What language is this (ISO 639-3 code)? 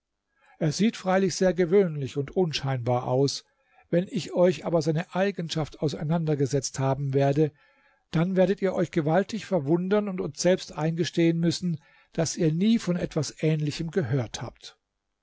deu